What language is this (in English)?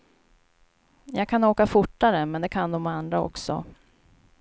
Swedish